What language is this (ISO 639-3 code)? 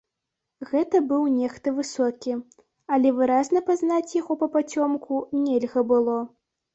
bel